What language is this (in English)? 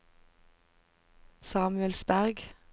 Norwegian